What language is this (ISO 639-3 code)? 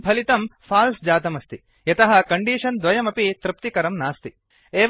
san